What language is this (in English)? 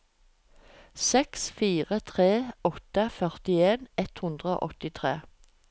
Norwegian